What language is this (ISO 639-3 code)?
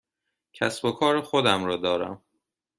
fas